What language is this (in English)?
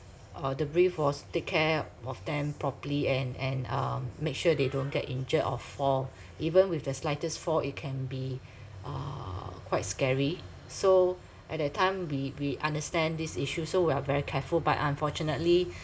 English